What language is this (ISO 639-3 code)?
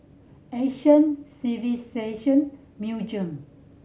eng